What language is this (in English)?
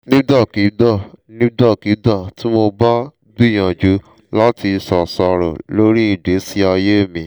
Yoruba